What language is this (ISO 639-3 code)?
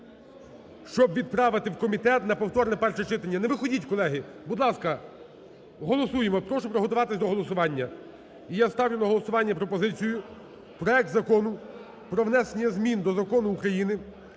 ukr